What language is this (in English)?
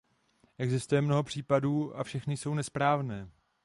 Czech